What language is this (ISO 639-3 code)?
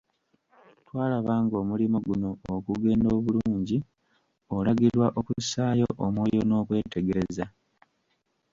lug